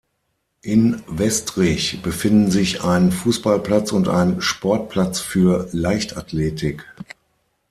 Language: German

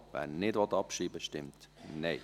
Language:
Swiss German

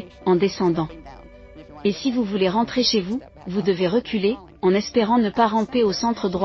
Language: French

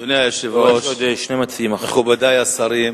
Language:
Hebrew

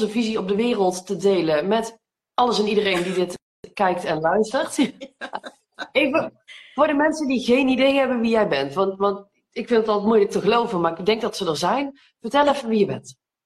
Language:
Dutch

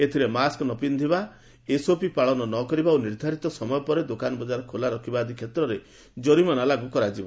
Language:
Odia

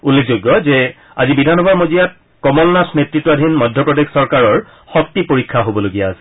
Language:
Assamese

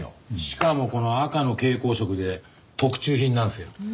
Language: Japanese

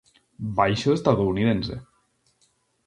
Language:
Galician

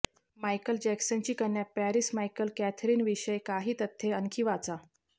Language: Marathi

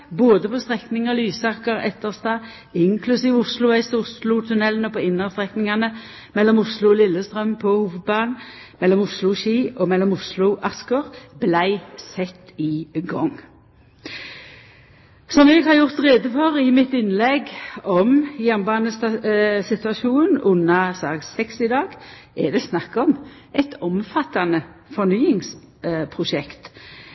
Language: Norwegian Nynorsk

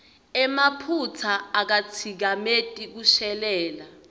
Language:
Swati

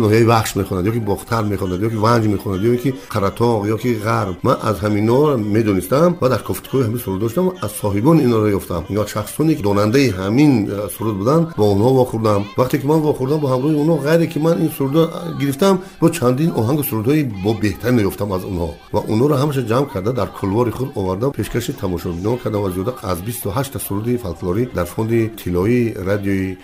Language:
Persian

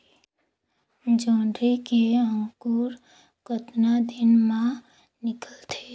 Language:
Chhattisgarhi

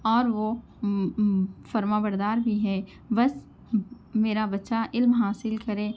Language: Urdu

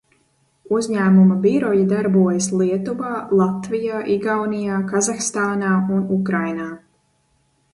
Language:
Latvian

